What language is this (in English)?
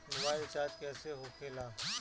Bhojpuri